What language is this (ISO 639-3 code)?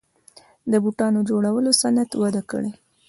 pus